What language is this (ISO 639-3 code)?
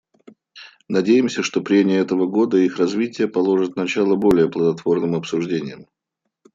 rus